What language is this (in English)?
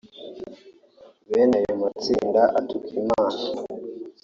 Kinyarwanda